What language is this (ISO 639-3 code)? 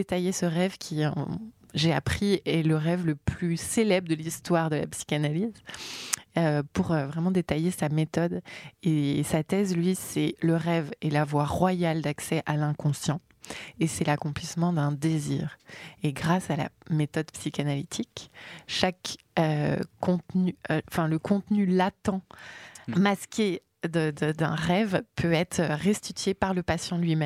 fra